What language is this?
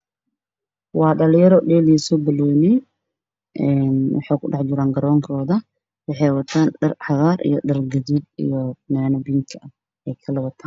Somali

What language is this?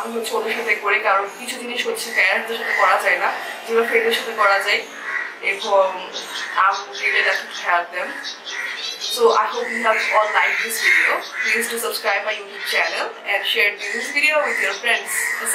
Portuguese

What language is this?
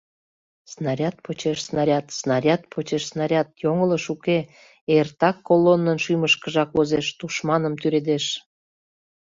Mari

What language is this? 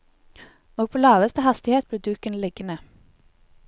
Norwegian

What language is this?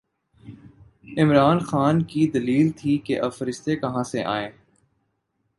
Urdu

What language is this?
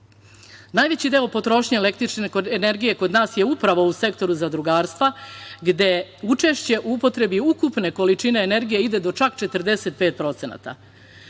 Serbian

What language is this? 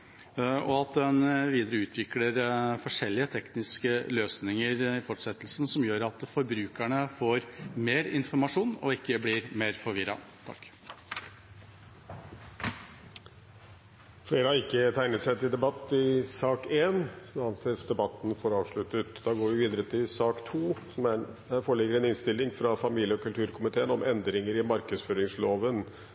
Norwegian Bokmål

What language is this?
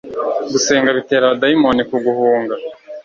Kinyarwanda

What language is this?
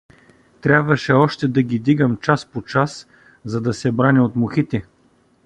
Bulgarian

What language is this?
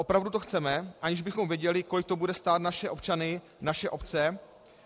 Czech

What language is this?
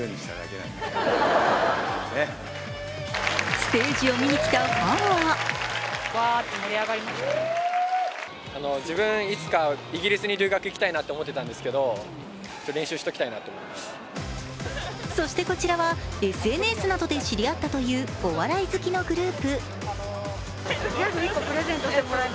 Japanese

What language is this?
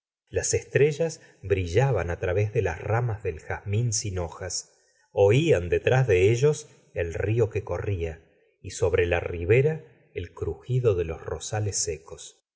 Spanish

